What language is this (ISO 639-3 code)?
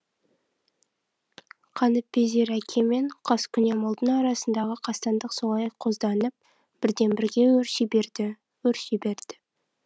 kaz